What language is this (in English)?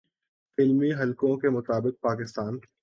Urdu